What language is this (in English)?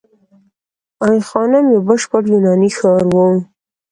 Pashto